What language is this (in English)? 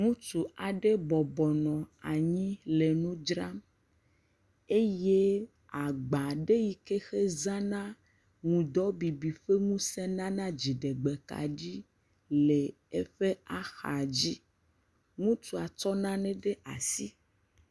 Ewe